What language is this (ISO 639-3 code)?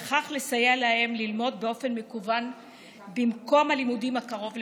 heb